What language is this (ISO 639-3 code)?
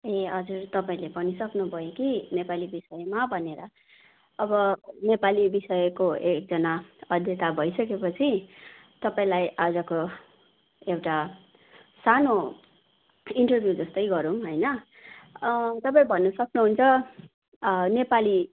nep